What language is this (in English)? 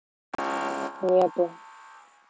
Russian